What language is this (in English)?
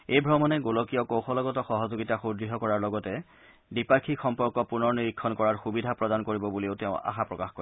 Assamese